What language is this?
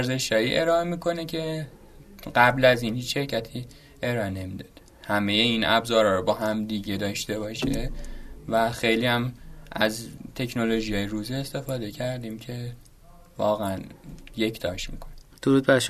Persian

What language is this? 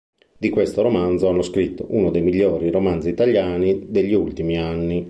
Italian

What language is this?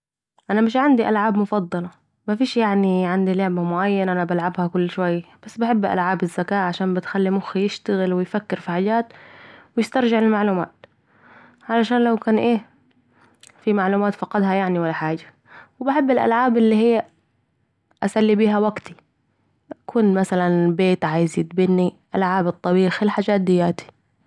Saidi Arabic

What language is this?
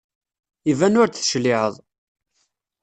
Kabyle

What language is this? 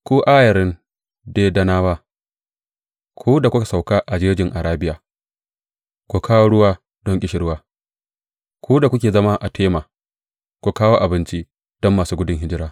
Hausa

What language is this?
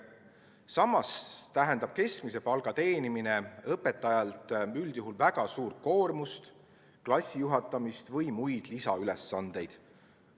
Estonian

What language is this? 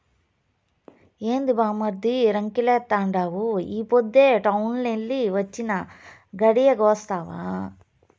Telugu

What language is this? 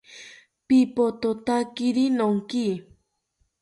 South Ucayali Ashéninka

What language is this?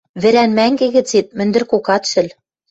Western Mari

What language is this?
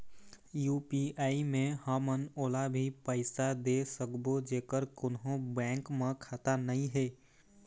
Chhattisgarhi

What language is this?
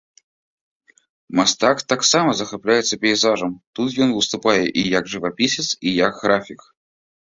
Belarusian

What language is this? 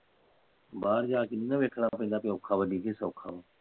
Punjabi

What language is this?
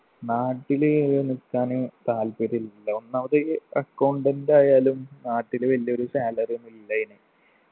Malayalam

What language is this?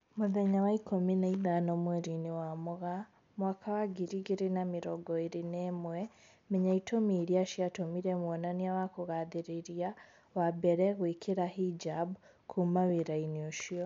Kikuyu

